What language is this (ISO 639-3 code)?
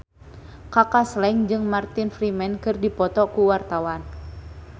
sun